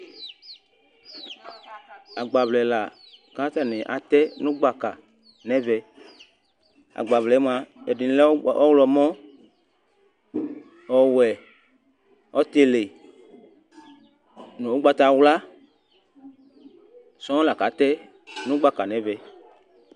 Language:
Ikposo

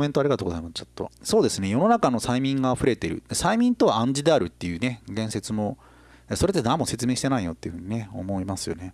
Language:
Japanese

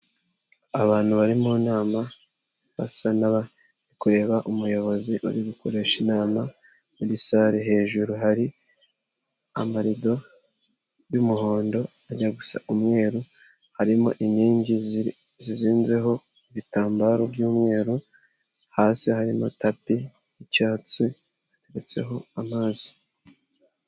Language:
Kinyarwanda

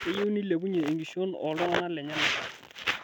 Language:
Masai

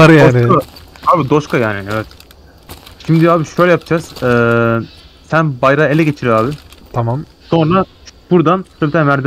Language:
Turkish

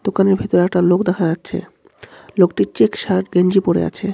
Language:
Bangla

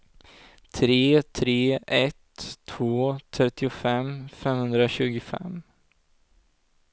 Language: Swedish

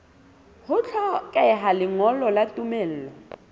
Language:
Southern Sotho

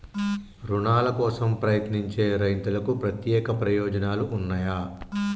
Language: Telugu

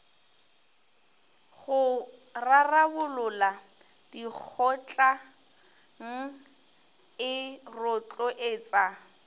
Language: Northern Sotho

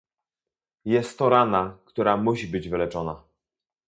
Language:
Polish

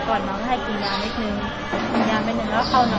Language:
Thai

